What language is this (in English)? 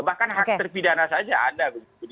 Indonesian